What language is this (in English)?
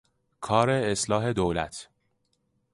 Persian